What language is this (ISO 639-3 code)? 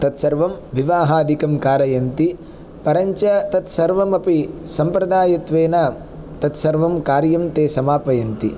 san